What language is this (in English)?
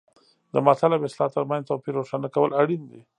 Pashto